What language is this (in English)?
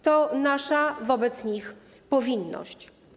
Polish